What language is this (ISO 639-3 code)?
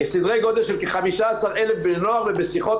heb